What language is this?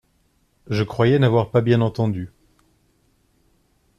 French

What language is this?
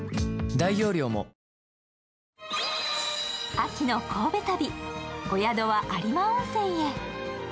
Japanese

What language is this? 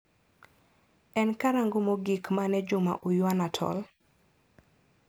Luo (Kenya and Tanzania)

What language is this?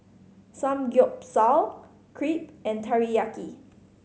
English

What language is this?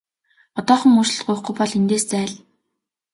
Mongolian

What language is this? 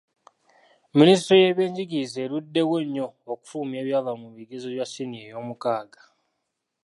Ganda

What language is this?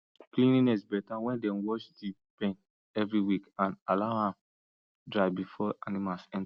Nigerian Pidgin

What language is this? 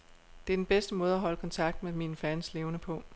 Danish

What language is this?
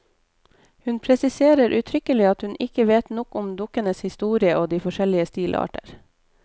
Norwegian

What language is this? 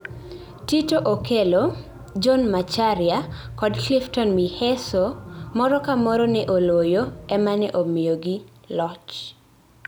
Luo (Kenya and Tanzania)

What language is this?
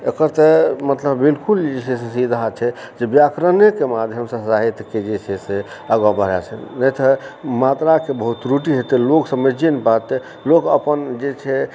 Maithili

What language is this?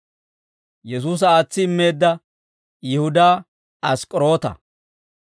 Dawro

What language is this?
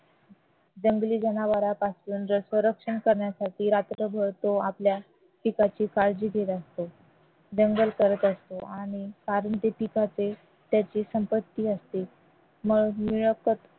Marathi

